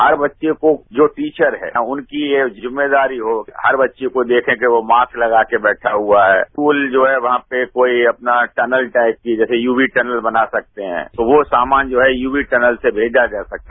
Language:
Hindi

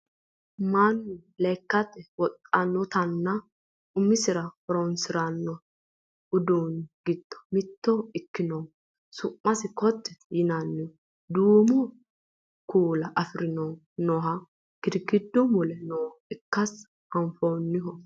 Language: Sidamo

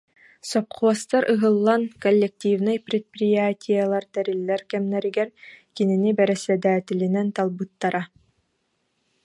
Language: Yakut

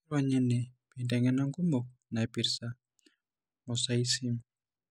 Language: Masai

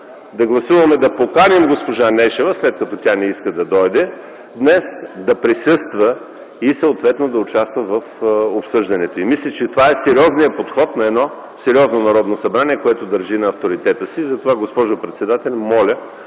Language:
Bulgarian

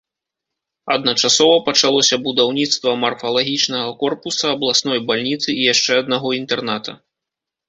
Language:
Belarusian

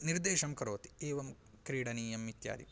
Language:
Sanskrit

